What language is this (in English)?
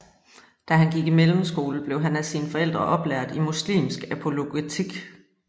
Danish